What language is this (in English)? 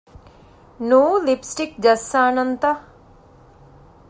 Divehi